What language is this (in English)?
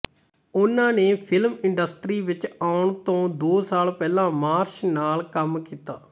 Punjabi